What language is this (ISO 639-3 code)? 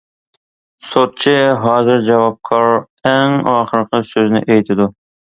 uig